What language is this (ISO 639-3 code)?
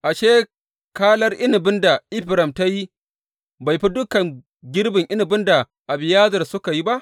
hau